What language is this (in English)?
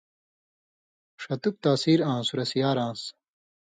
Indus Kohistani